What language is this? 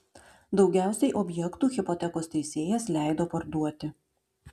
Lithuanian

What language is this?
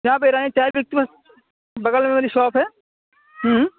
Urdu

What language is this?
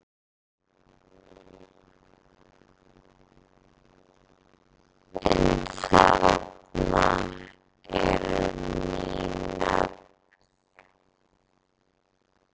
Icelandic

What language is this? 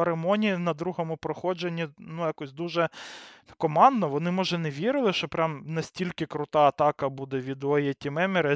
Ukrainian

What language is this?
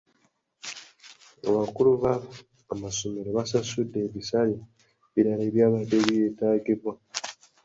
Ganda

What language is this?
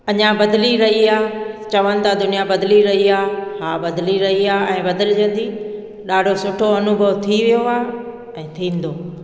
Sindhi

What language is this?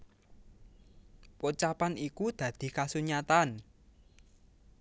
Javanese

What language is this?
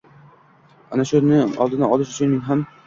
Uzbek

